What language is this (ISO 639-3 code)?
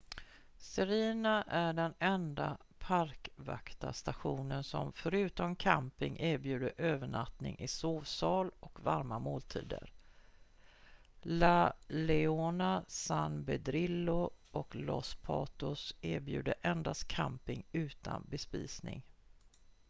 swe